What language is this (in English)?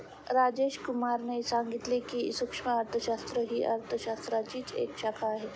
Marathi